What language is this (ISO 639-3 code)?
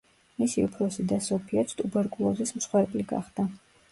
kat